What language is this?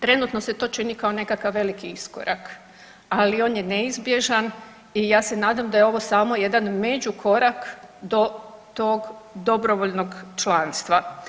Croatian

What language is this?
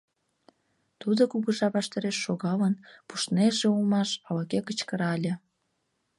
Mari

